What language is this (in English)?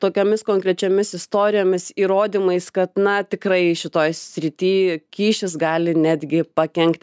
Lithuanian